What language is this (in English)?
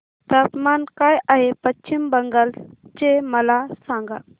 Marathi